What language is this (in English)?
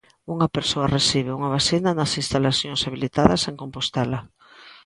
Galician